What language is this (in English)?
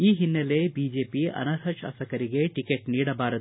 Kannada